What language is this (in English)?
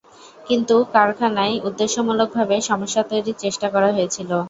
Bangla